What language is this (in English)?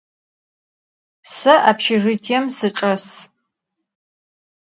Adyghe